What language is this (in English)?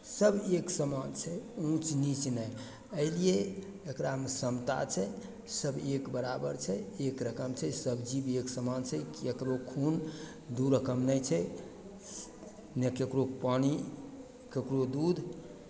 Maithili